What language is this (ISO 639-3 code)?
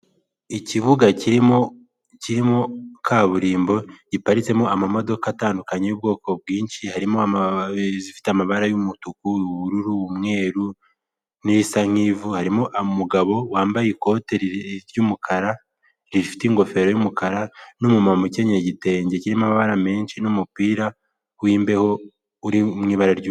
kin